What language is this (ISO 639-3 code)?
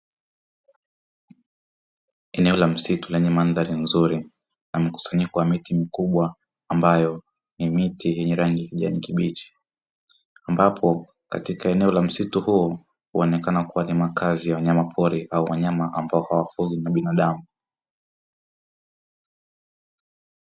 swa